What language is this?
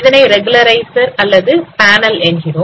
Tamil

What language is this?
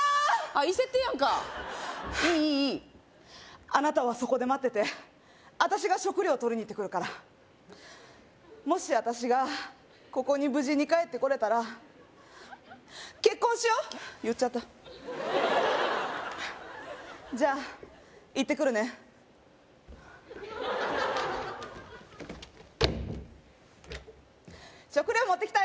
Japanese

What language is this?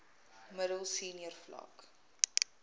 Afrikaans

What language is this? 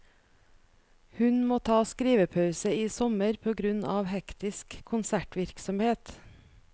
Norwegian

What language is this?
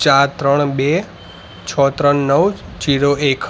Gujarati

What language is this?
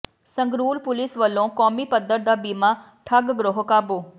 Punjabi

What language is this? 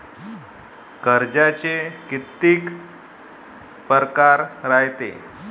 Marathi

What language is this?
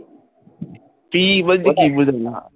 Bangla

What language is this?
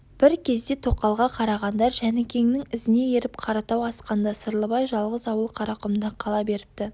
Kazakh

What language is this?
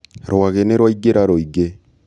Kikuyu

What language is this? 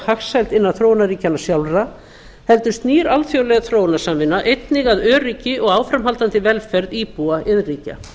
Icelandic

